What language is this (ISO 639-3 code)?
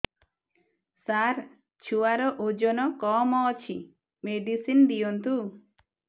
ori